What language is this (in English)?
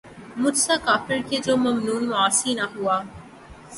Urdu